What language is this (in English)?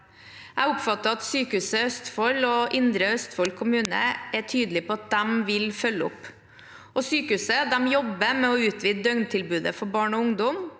Norwegian